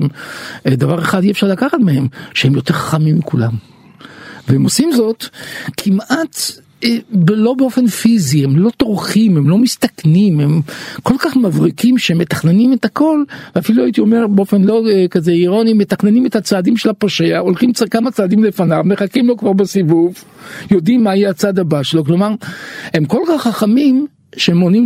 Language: Hebrew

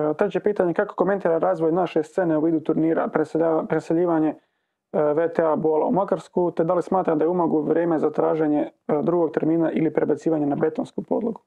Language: Croatian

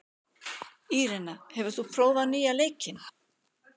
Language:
Icelandic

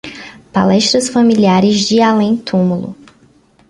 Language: Portuguese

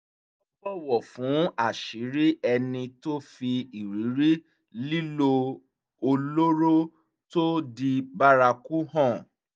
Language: Yoruba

